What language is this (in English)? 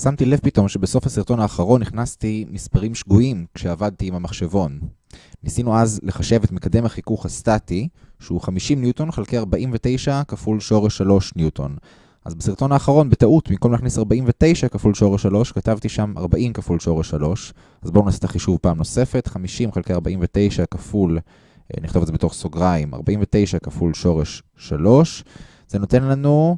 Hebrew